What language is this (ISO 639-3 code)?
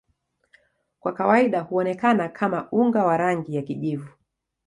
swa